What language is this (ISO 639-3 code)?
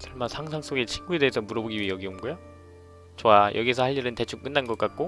kor